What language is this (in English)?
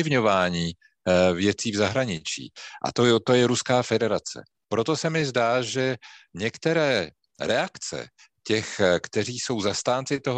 Czech